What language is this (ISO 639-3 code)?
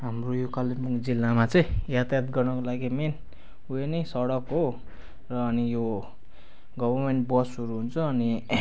nep